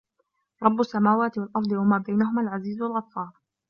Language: Arabic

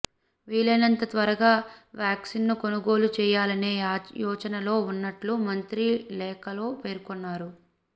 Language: Telugu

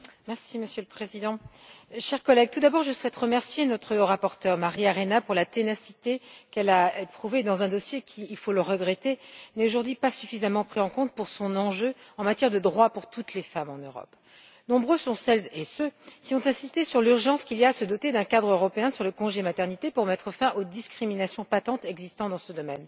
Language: French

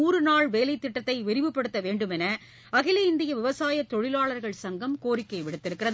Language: Tamil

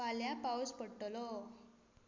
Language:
Konkani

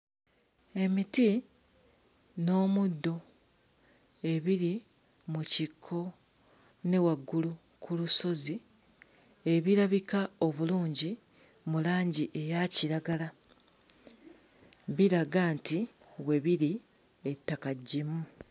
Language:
Ganda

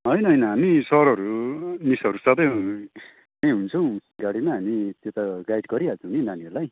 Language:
Nepali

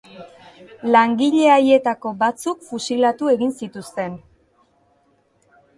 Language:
Basque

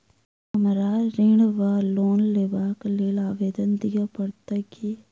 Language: Maithili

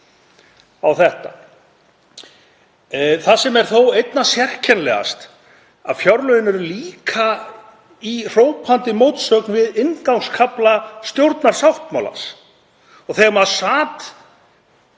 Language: Icelandic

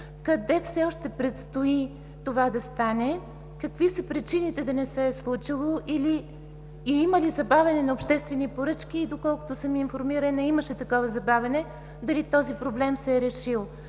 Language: Bulgarian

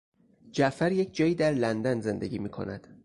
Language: Persian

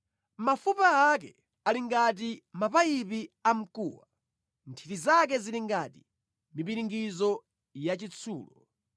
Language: Nyanja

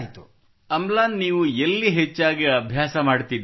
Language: Kannada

